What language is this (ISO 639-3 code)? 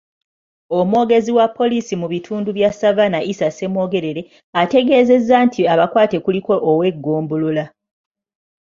lug